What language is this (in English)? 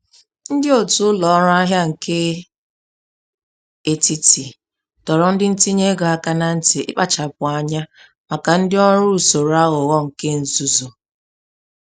Igbo